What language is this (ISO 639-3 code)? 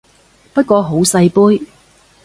yue